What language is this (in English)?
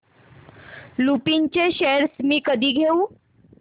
Marathi